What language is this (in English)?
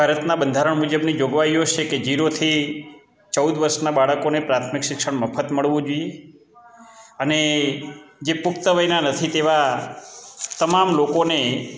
Gujarati